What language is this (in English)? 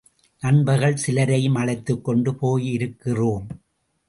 Tamil